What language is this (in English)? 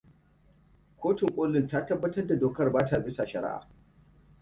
Hausa